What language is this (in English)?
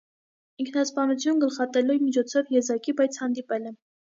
Armenian